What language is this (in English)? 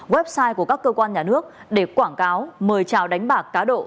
Vietnamese